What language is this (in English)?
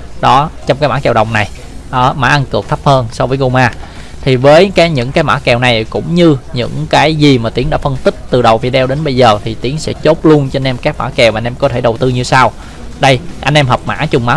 Vietnamese